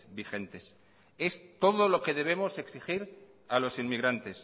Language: Spanish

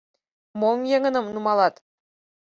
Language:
Mari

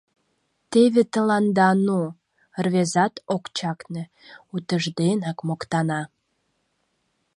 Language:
Mari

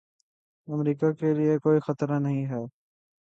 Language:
Urdu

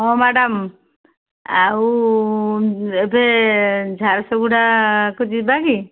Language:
Odia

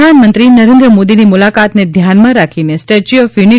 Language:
Gujarati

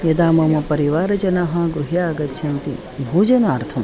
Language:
Sanskrit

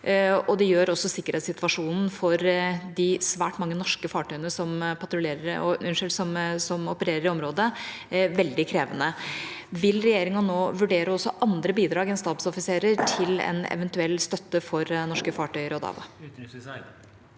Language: Norwegian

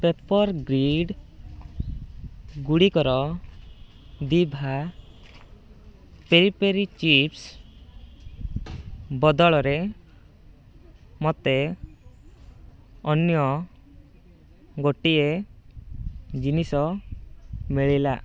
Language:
Odia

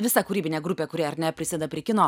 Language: Lithuanian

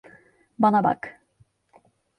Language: Turkish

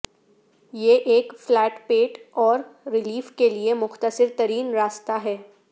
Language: Urdu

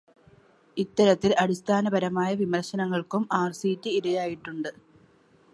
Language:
Malayalam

